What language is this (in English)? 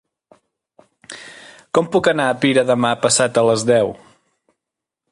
Catalan